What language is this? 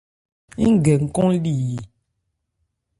Ebrié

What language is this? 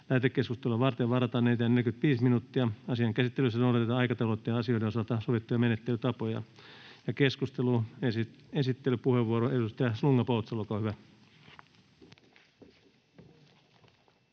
Finnish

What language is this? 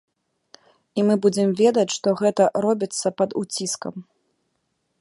Belarusian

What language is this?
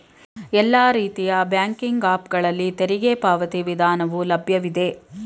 Kannada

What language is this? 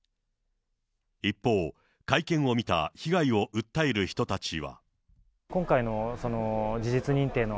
Japanese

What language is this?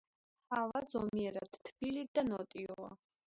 Georgian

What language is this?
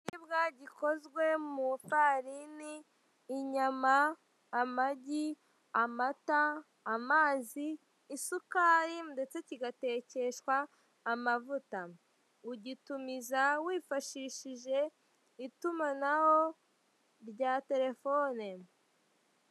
Kinyarwanda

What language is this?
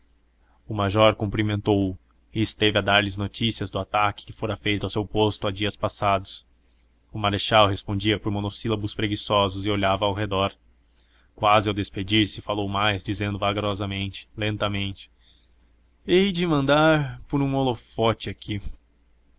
Portuguese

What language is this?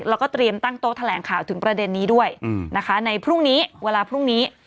Thai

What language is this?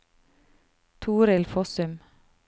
Norwegian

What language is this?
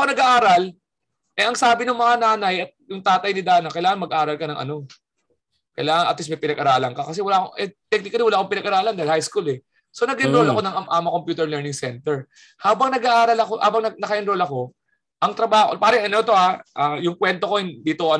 Filipino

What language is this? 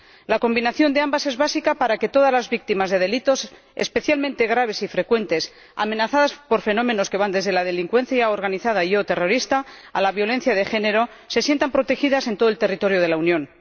Spanish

